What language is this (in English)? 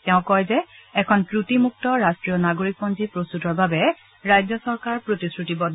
Assamese